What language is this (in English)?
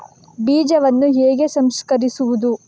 Kannada